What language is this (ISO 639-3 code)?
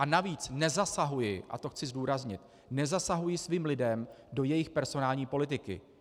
ces